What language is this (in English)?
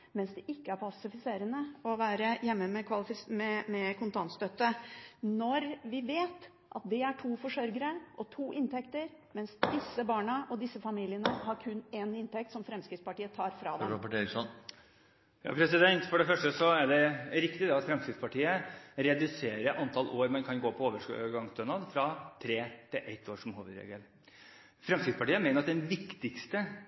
Norwegian Bokmål